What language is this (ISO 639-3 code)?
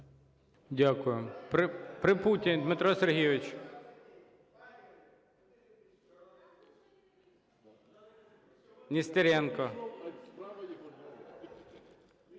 ukr